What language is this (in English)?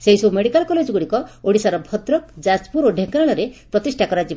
Odia